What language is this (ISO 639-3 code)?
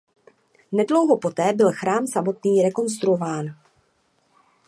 ces